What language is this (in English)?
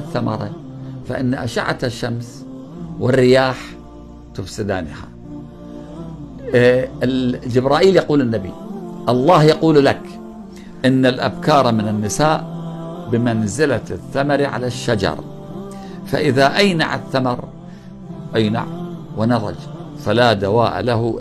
Arabic